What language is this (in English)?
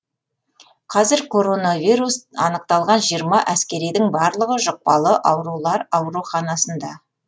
Kazakh